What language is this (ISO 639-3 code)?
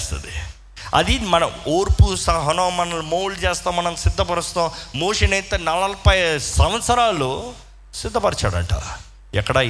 tel